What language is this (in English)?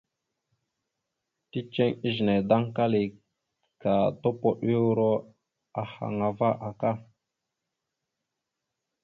Mada (Cameroon)